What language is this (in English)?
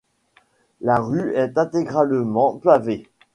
French